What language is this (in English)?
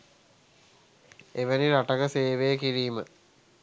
Sinhala